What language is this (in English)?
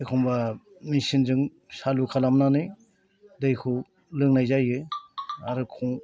Bodo